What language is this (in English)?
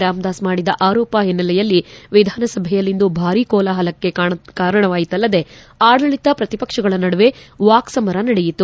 Kannada